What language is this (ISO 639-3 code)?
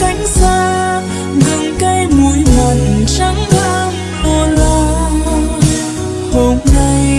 vie